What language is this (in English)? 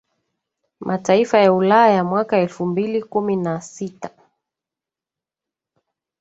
Swahili